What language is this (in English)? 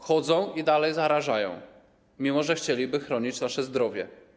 Polish